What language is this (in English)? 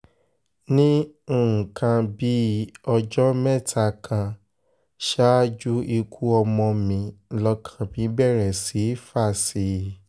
Yoruba